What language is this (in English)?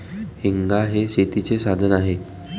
Marathi